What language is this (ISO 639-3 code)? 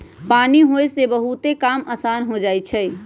mag